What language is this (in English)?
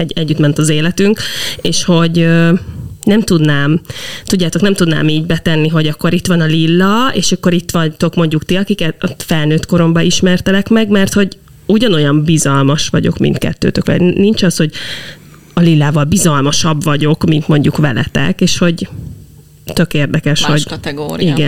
Hungarian